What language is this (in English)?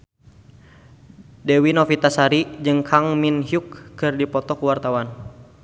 Sundanese